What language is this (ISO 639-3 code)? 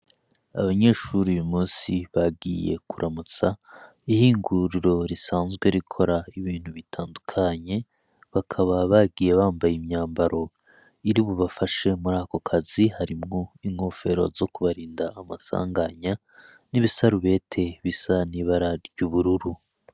run